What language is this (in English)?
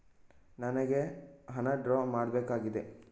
Kannada